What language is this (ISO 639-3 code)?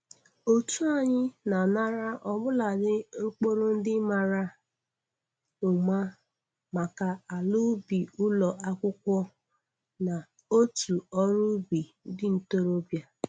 ibo